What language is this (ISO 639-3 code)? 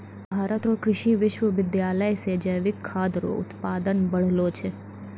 mai